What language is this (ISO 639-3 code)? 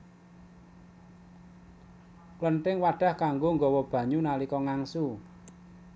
jav